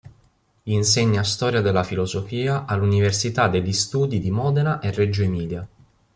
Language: Italian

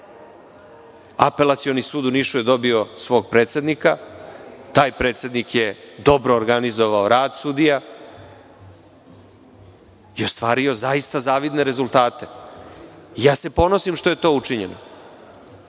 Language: Serbian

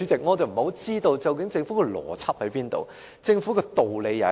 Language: Cantonese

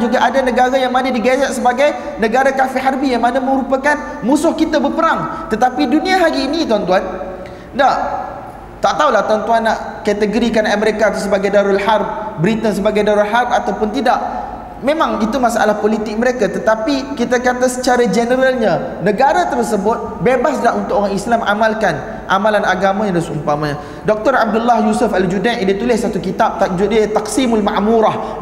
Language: Malay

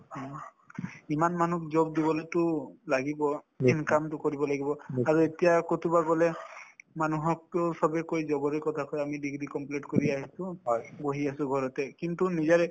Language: Assamese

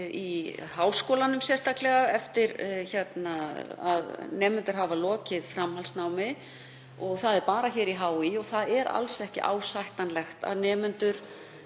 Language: Icelandic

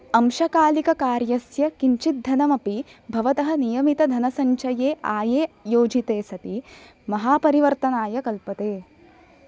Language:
Sanskrit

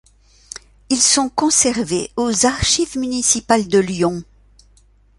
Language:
French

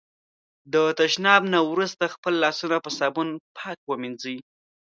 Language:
Pashto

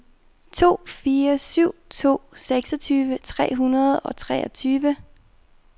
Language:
Danish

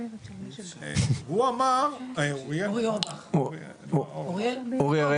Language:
Hebrew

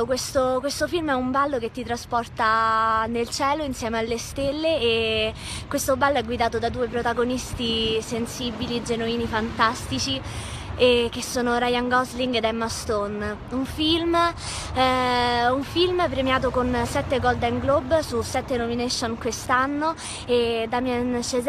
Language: Italian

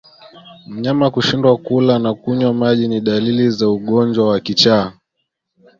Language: Swahili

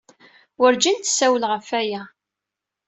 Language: Kabyle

